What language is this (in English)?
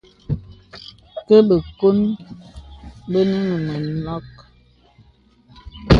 Bebele